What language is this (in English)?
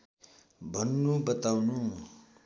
Nepali